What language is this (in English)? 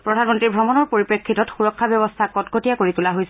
Assamese